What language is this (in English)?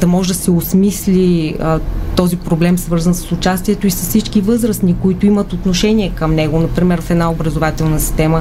Bulgarian